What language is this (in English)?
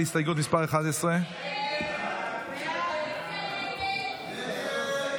Hebrew